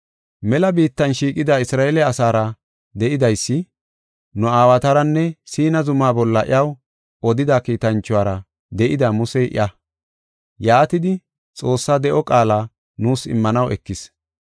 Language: Gofa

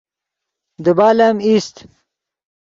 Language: Yidgha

